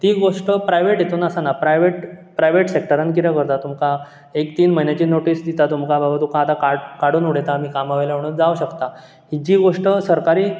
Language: Konkani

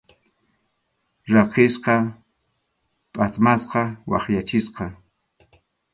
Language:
Arequipa-La Unión Quechua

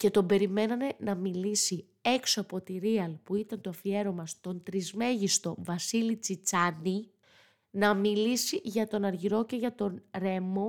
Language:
Greek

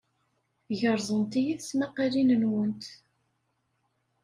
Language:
Kabyle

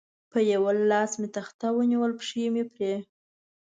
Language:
Pashto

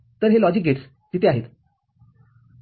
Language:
Marathi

